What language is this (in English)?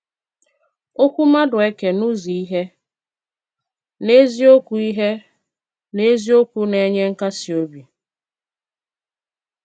Igbo